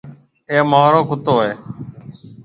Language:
Marwari (Pakistan)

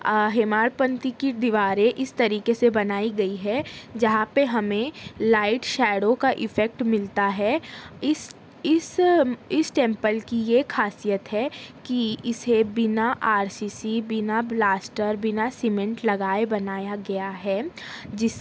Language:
Urdu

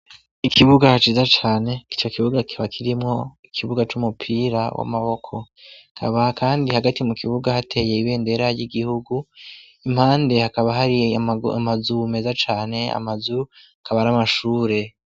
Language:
Rundi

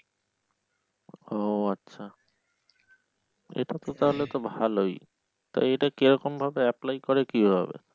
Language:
Bangla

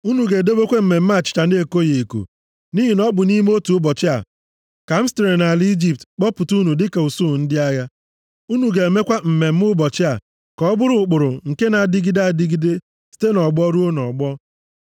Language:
Igbo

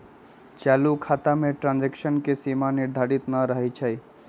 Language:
Magahi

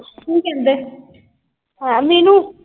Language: Punjabi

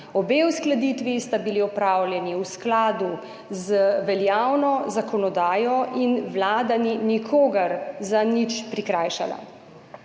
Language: Slovenian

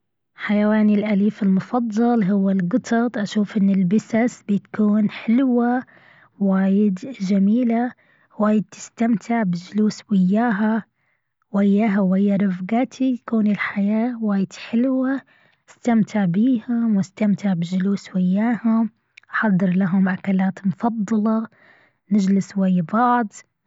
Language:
Gulf Arabic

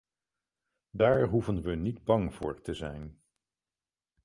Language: Dutch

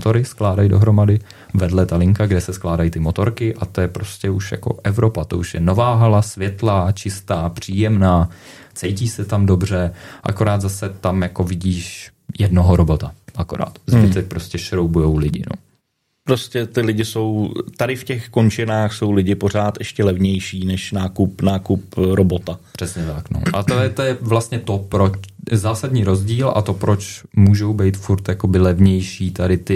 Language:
Czech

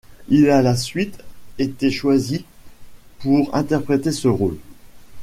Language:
French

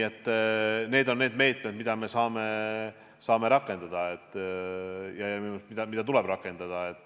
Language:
Estonian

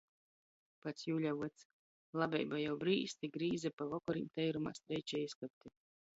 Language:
Latgalian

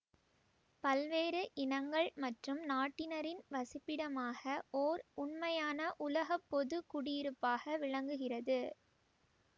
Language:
Tamil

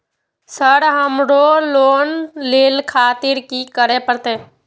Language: Maithili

